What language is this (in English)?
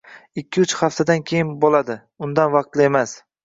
Uzbek